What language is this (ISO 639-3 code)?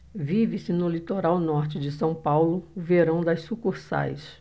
por